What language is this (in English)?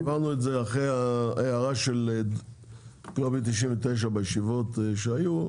Hebrew